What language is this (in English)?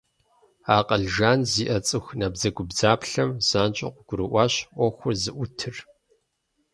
Kabardian